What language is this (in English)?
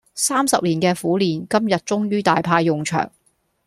Cantonese